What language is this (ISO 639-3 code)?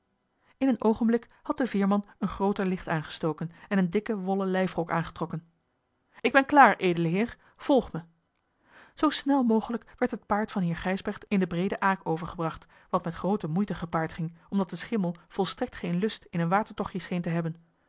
nld